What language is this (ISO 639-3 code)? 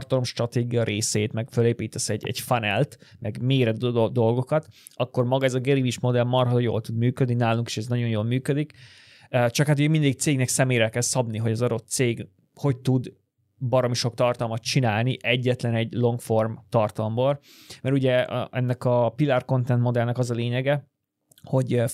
hun